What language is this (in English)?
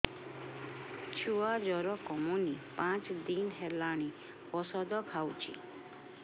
Odia